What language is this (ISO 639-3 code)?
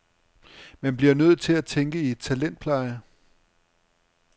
dan